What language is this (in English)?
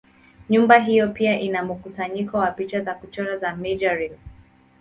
Swahili